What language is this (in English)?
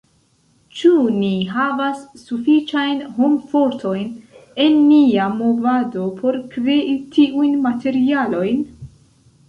Esperanto